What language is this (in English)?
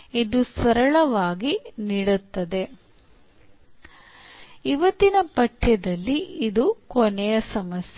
Kannada